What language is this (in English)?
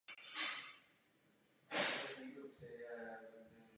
Czech